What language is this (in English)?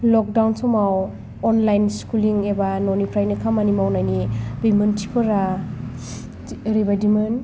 Bodo